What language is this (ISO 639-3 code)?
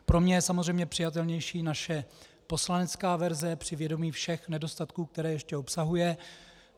ces